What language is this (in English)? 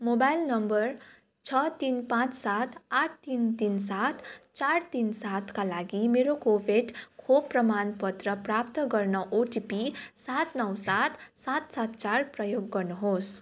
Nepali